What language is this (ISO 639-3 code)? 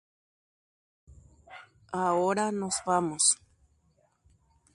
grn